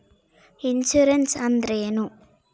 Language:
Kannada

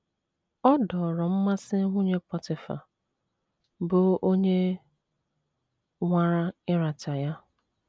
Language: Igbo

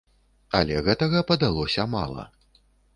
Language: Belarusian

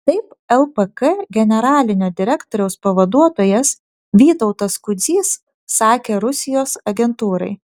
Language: Lithuanian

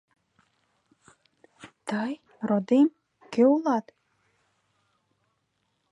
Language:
Mari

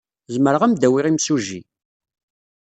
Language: Kabyle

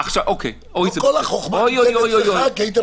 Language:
Hebrew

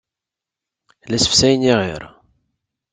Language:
Kabyle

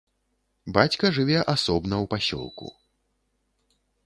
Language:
Belarusian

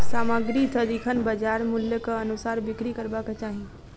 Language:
Maithili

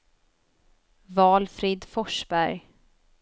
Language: Swedish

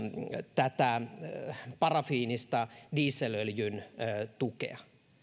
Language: Finnish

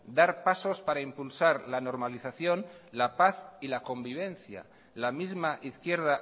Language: Spanish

